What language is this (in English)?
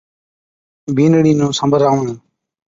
Od